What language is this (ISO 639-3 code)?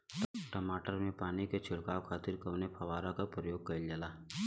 bho